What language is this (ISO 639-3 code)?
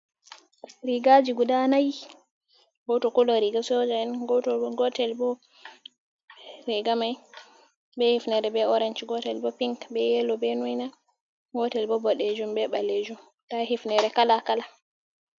ful